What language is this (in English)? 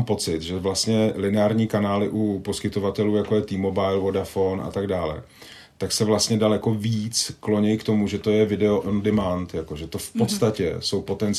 Czech